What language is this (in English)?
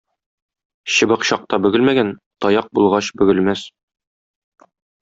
Tatar